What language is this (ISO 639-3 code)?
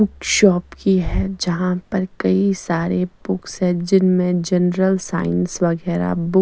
hin